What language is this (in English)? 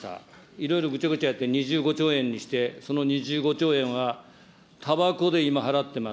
Japanese